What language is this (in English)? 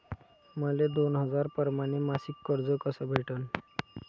Marathi